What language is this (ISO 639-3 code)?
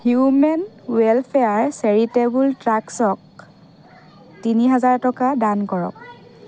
asm